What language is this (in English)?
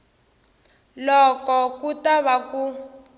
Tsonga